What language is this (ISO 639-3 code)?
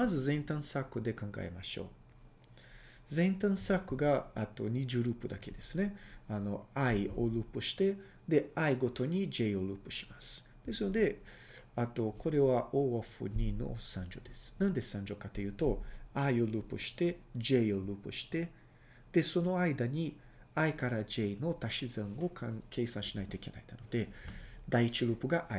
jpn